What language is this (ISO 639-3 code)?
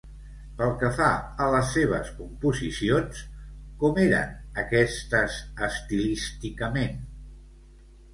cat